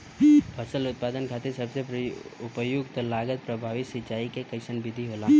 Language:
Bhojpuri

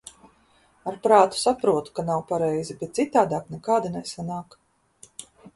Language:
Latvian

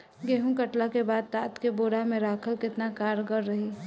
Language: Bhojpuri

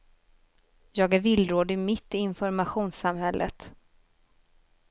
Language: Swedish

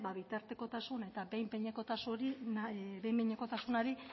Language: Basque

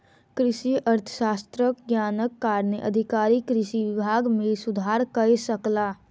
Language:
Maithili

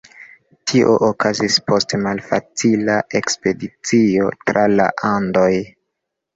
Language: Esperanto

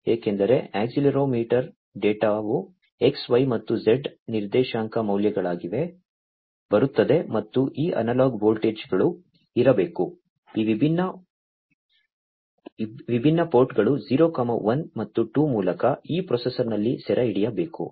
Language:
Kannada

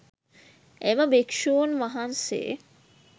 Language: Sinhala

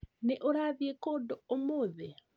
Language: Kikuyu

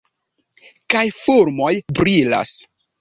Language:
Esperanto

